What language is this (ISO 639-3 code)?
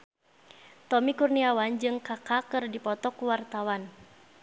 sun